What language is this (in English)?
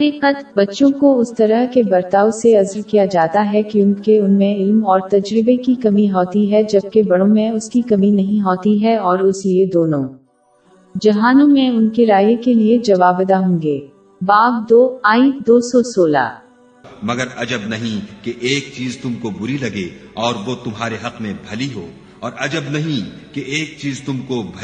Urdu